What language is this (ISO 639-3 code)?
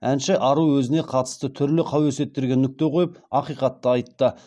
kaz